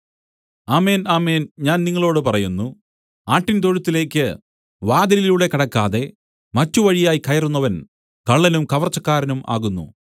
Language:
Malayalam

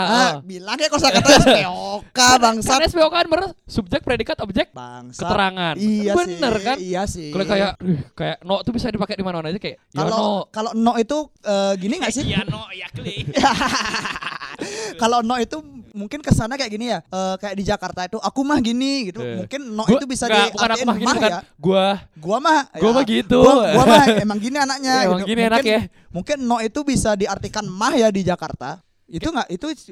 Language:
Indonesian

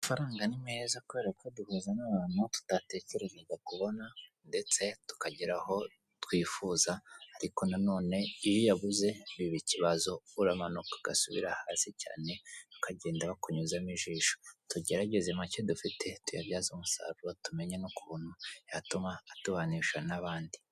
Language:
Kinyarwanda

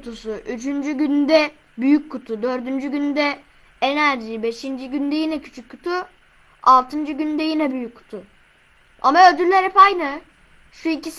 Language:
Turkish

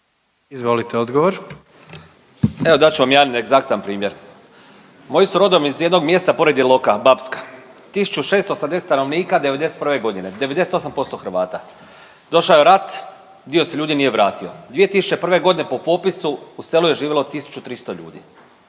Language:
Croatian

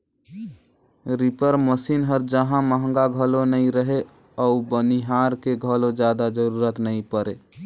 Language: Chhattisgarhi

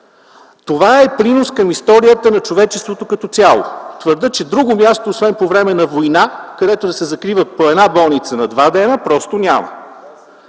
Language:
Bulgarian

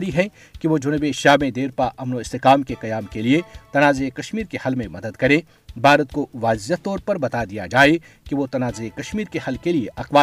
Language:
Urdu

